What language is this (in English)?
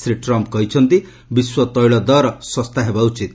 Odia